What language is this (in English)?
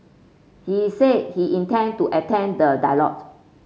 English